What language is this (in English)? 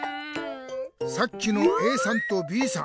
Japanese